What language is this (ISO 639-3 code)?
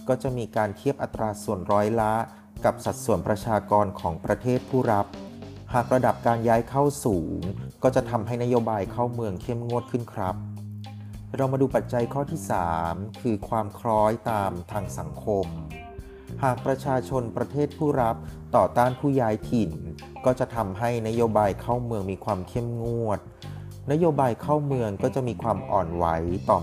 tha